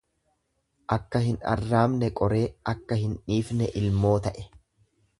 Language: Oromo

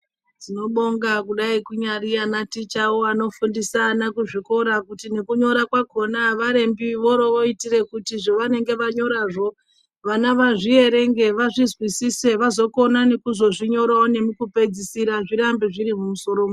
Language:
Ndau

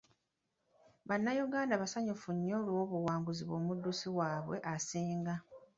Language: Ganda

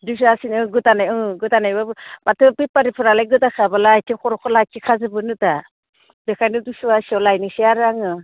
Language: Bodo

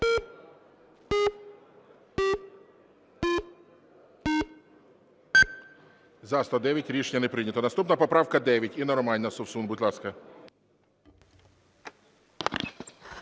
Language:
Ukrainian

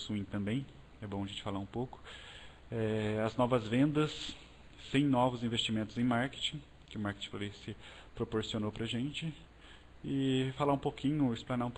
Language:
Portuguese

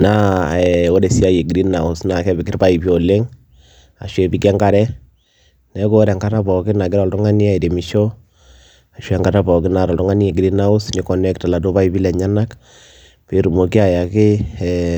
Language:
Masai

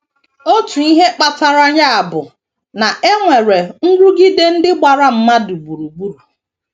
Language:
Igbo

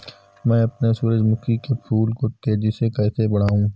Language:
Hindi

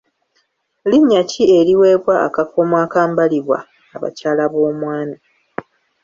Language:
Ganda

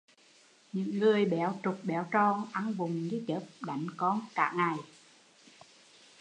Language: Vietnamese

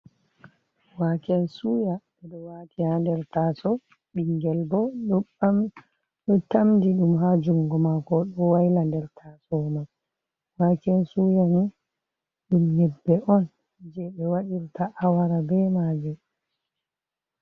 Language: Fula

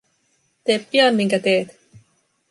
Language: Finnish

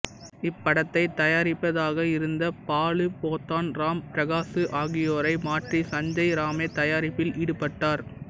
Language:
Tamil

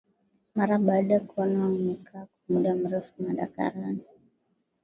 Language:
Swahili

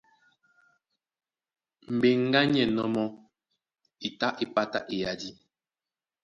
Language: Duala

